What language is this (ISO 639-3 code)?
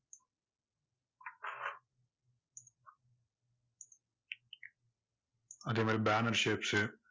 tam